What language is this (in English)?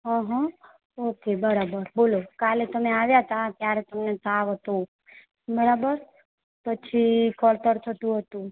Gujarati